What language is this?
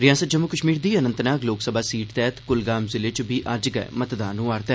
Dogri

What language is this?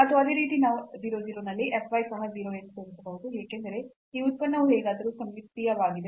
Kannada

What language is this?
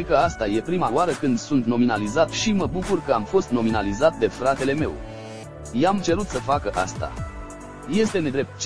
Romanian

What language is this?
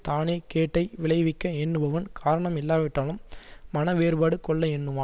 Tamil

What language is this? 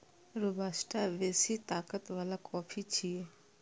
Maithili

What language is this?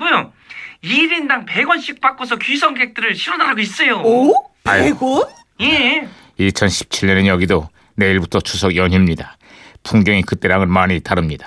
Korean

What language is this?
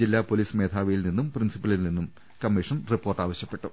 Malayalam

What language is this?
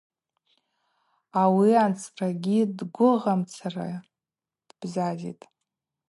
Abaza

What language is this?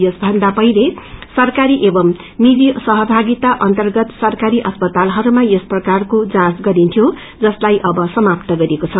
Nepali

